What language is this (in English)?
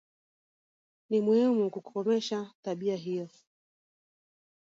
Swahili